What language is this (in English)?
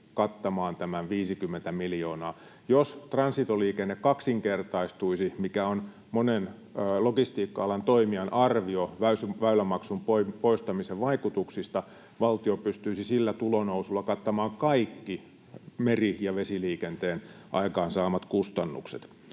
Finnish